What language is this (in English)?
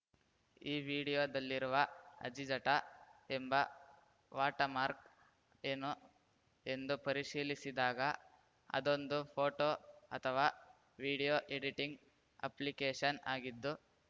Kannada